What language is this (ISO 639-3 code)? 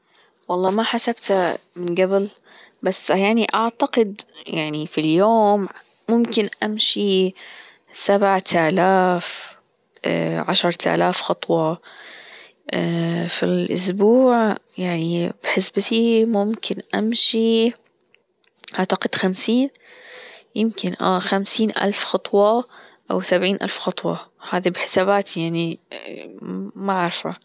afb